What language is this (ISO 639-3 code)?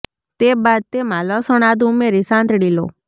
guj